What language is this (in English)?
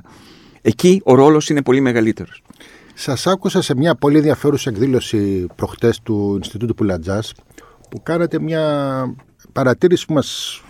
Greek